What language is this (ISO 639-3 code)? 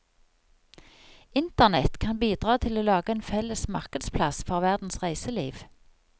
nor